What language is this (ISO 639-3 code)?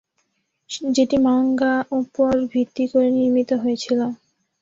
ben